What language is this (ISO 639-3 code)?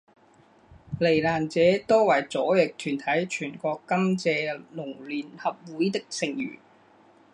zho